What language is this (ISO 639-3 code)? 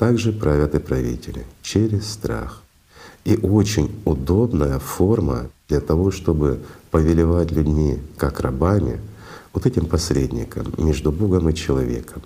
rus